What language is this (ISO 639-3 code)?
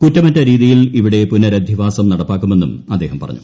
mal